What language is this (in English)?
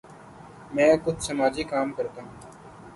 Urdu